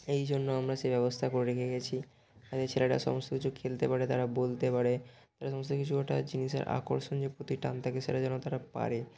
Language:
Bangla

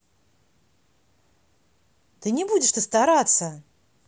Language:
Russian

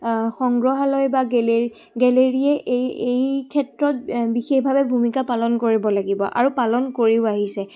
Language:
Assamese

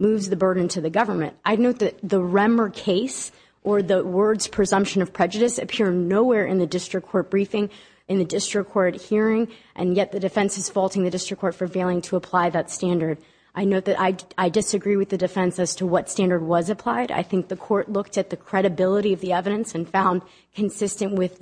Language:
English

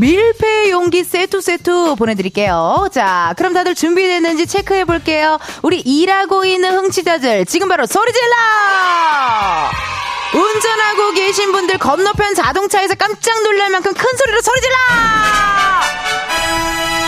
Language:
Korean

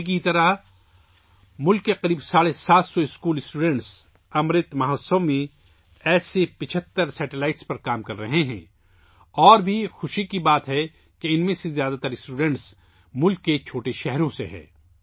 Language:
Urdu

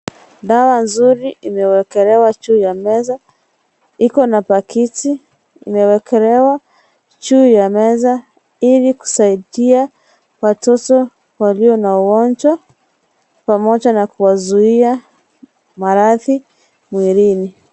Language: Swahili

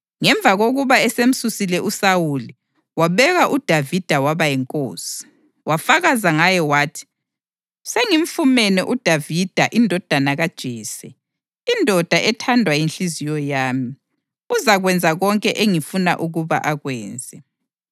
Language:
North Ndebele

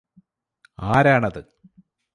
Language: Malayalam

